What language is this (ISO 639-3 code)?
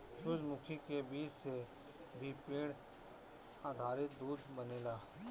bho